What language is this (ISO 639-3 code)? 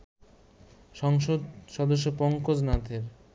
ben